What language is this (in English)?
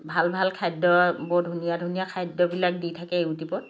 Assamese